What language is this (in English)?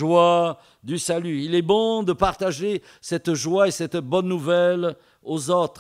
French